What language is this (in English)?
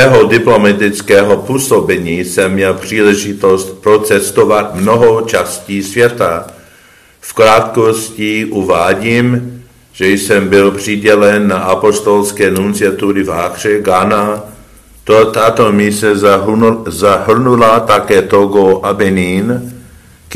Czech